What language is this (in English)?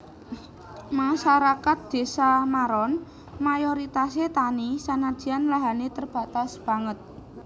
Javanese